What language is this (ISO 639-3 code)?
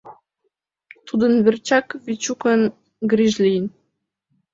chm